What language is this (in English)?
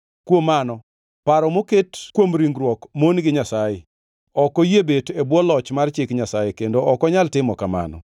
Luo (Kenya and Tanzania)